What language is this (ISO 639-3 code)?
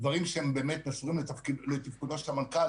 heb